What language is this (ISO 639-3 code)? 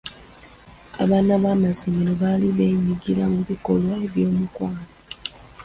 lug